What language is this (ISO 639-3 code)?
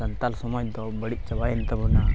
sat